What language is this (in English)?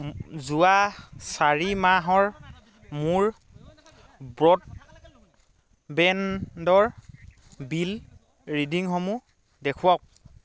Assamese